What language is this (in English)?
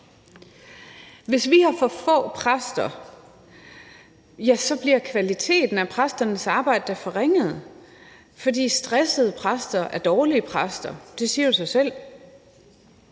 Danish